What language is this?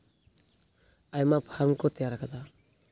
Santali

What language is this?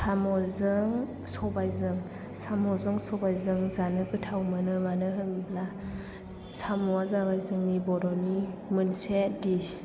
Bodo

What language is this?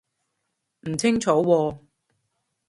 Cantonese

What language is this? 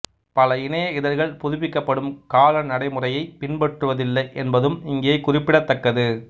Tamil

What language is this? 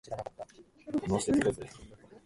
Japanese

